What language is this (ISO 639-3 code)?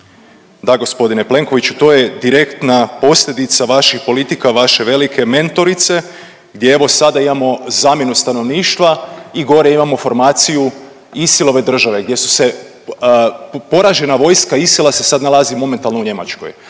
hrv